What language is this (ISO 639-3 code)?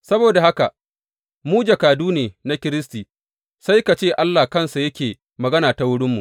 hau